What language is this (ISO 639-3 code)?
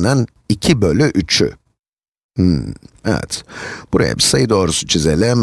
tur